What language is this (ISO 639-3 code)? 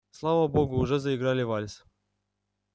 rus